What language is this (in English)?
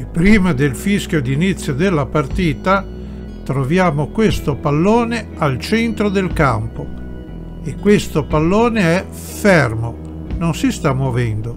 Italian